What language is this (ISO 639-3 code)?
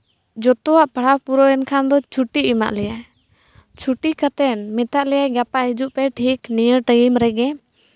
sat